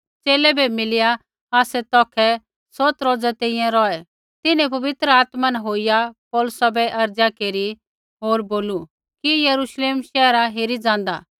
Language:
Kullu Pahari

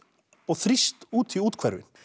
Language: Icelandic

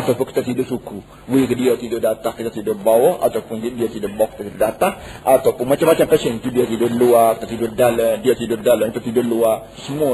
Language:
Malay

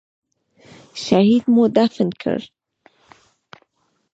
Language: Pashto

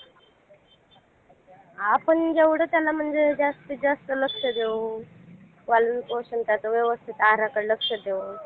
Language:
Marathi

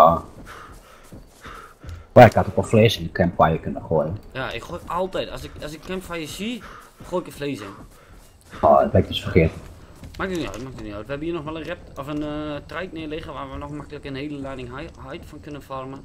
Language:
Dutch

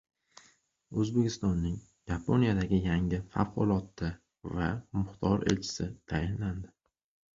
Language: Uzbek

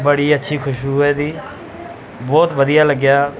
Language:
Punjabi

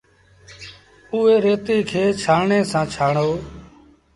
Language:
Sindhi Bhil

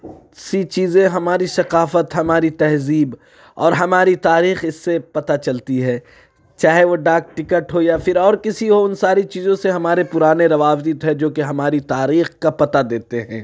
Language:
Urdu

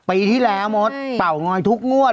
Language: Thai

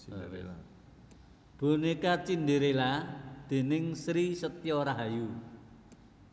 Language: Javanese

